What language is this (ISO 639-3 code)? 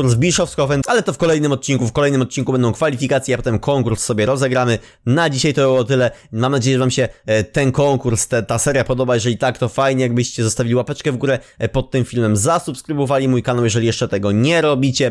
pol